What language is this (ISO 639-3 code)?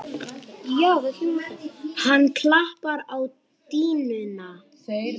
isl